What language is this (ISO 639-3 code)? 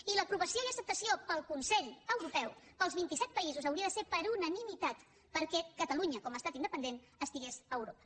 cat